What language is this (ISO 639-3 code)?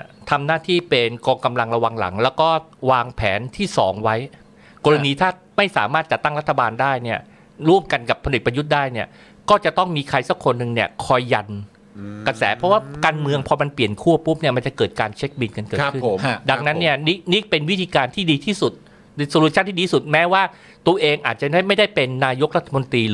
tha